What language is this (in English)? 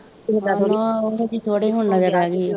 Punjabi